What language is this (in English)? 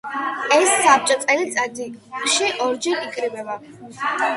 Georgian